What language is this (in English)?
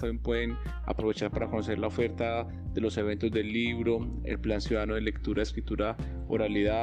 Spanish